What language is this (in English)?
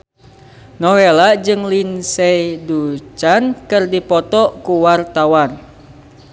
Sundanese